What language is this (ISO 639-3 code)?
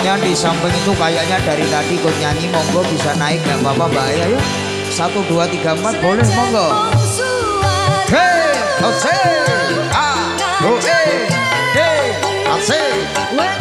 ind